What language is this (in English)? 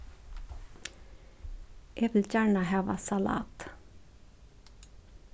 Faroese